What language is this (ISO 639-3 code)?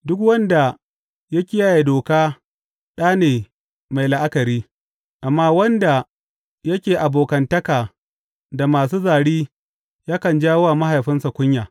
hau